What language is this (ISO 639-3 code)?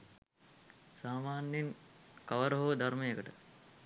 sin